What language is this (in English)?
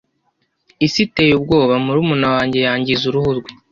Kinyarwanda